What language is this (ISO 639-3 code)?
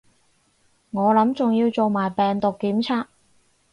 yue